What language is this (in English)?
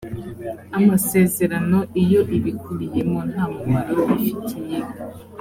Kinyarwanda